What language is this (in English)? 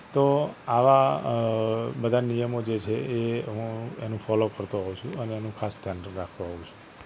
Gujarati